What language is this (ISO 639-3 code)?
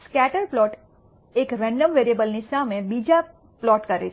guj